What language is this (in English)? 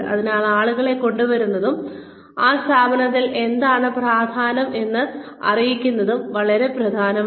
Malayalam